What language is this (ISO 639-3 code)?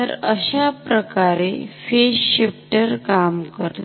mar